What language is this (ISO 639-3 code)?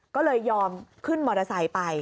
tha